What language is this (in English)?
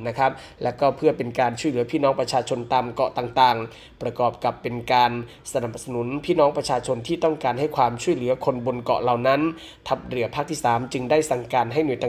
Thai